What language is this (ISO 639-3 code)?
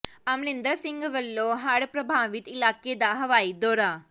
pan